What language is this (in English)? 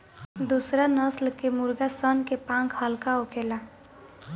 Bhojpuri